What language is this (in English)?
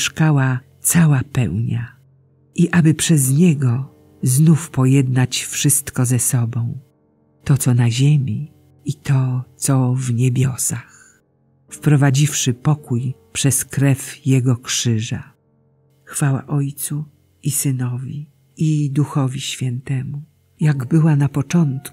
Polish